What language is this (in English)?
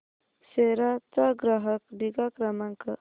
Marathi